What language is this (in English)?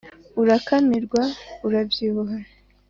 Kinyarwanda